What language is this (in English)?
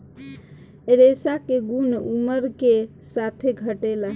Bhojpuri